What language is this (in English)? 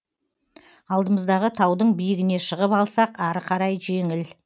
Kazakh